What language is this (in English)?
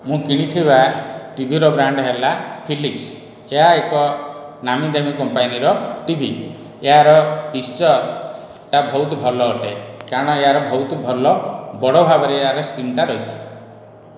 Odia